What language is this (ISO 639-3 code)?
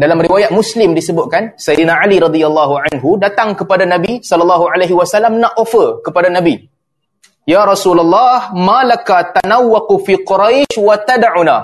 msa